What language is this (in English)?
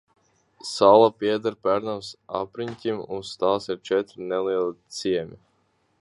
Latvian